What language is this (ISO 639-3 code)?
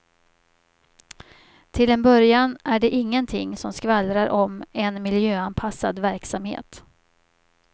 swe